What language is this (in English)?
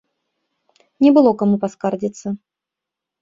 Belarusian